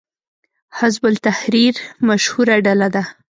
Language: Pashto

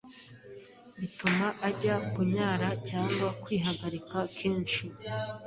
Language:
Kinyarwanda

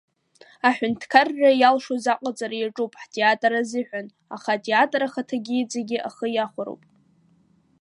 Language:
Abkhazian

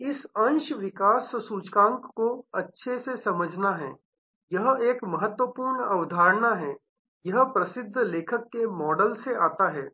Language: Hindi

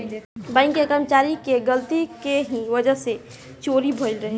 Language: Bhojpuri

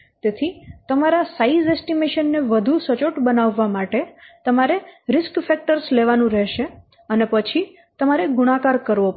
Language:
Gujarati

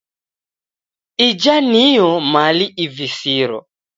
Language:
Taita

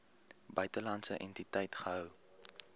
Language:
Afrikaans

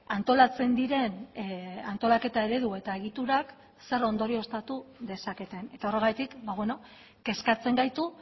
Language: Basque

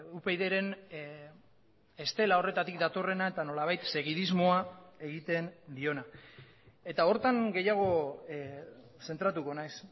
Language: Basque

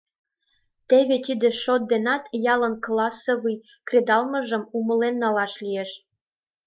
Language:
Mari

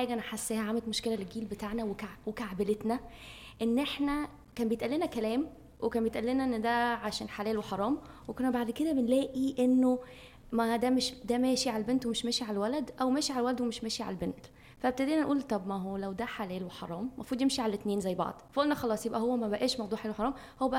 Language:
Arabic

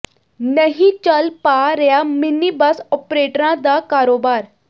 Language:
Punjabi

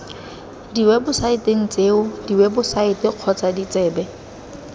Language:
Tswana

